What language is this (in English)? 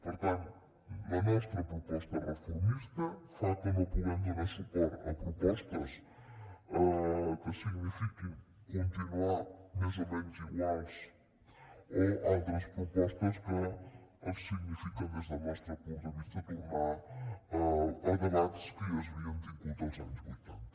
Catalan